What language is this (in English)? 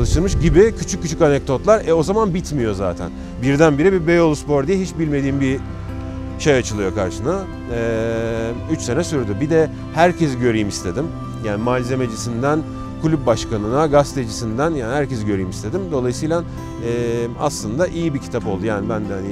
Turkish